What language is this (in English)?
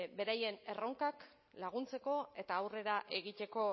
Basque